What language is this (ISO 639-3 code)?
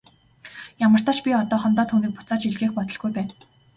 mon